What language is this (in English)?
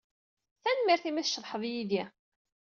Kabyle